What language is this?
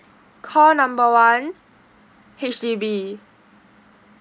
English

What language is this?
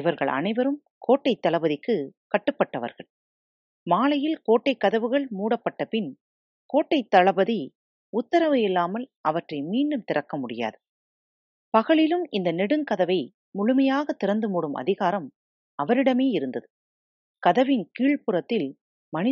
Tamil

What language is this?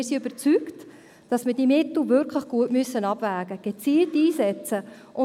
Swiss German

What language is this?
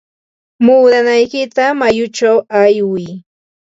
Ambo-Pasco Quechua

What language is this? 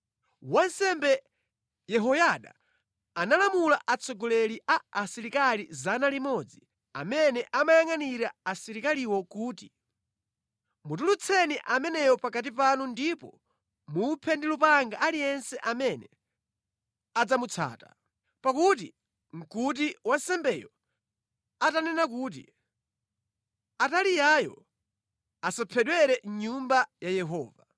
Nyanja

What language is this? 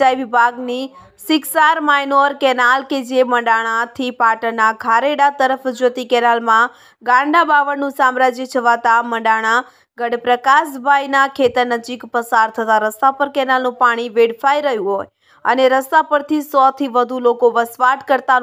Gujarati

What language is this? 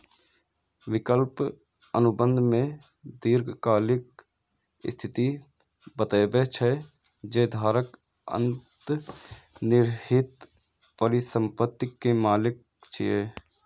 Maithili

